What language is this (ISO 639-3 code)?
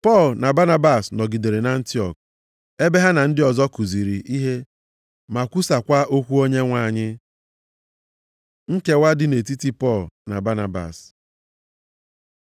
ibo